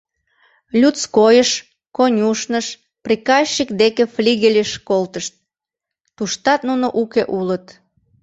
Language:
Mari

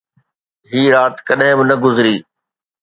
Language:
Sindhi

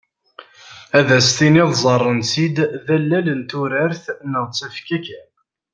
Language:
Kabyle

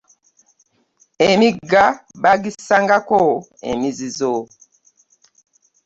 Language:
Ganda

